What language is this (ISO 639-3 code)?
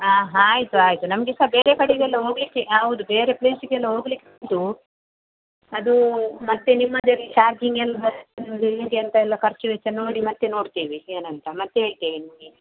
kan